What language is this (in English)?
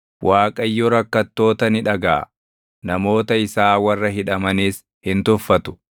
Oromo